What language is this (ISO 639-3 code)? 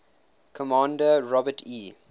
eng